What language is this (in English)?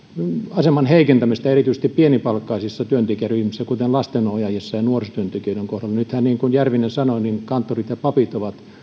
Finnish